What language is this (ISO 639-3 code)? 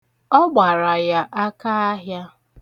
ibo